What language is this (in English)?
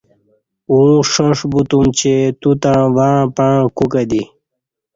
Kati